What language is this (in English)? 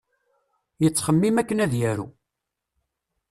Kabyle